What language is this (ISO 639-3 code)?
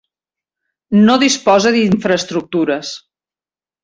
cat